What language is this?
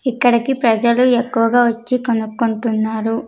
Telugu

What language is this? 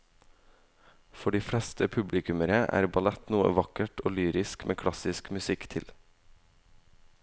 Norwegian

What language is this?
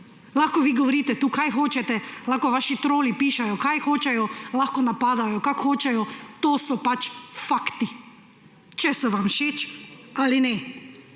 Slovenian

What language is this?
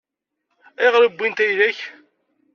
Kabyle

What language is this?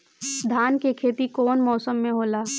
Bhojpuri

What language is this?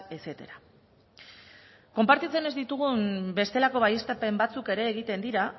Basque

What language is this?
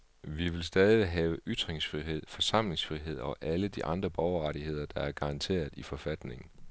Danish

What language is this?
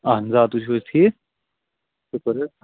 Kashmiri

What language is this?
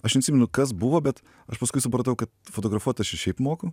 Lithuanian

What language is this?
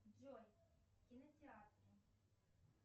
Russian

